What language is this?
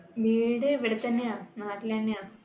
Malayalam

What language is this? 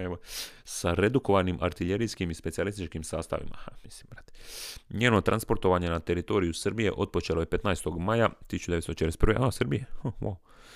Croatian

